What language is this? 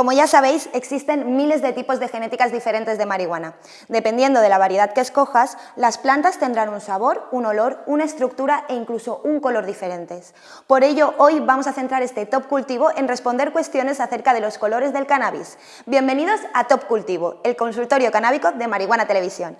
Spanish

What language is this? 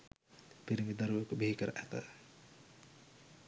Sinhala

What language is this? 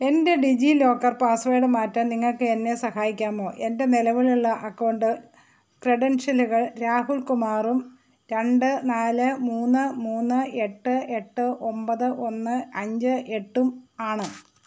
Malayalam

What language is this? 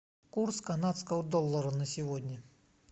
Russian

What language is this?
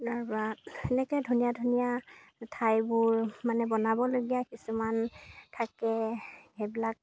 Assamese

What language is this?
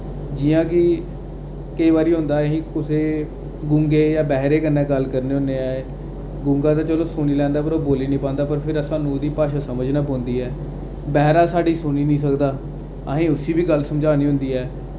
Dogri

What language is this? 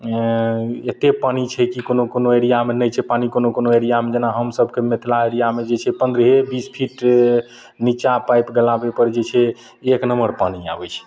Maithili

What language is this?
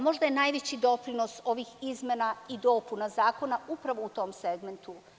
Serbian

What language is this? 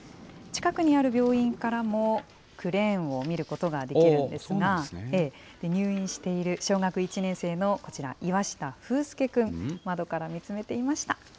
Japanese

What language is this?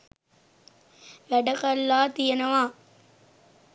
Sinhala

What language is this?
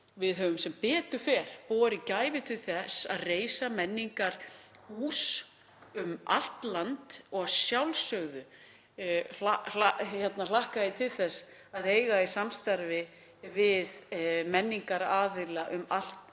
Icelandic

